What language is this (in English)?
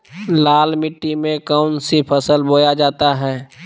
Magahi